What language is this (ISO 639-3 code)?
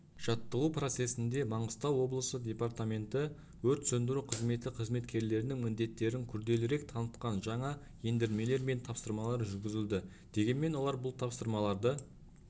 kaz